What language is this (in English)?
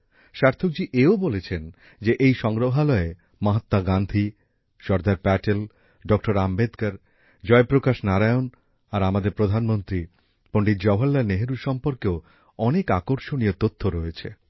Bangla